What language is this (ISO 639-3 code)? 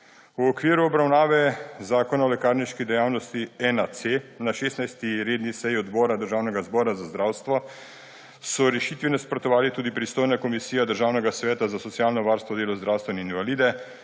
slv